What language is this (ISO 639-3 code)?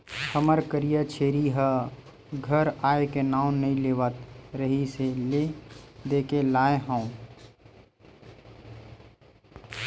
hne